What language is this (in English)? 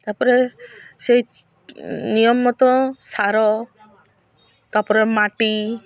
Odia